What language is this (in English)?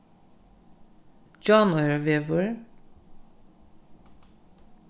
Faroese